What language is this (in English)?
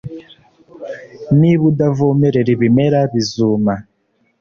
Kinyarwanda